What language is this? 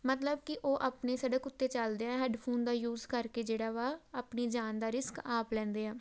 Punjabi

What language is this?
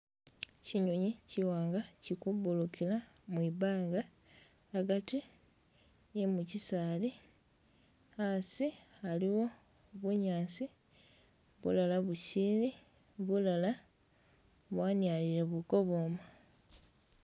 Masaaba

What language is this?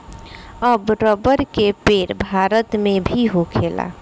Bhojpuri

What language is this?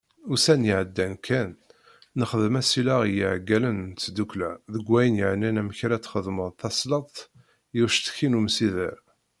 Kabyle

